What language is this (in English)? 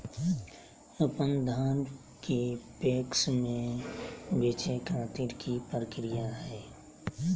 Magahi